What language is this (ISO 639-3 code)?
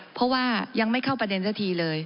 tha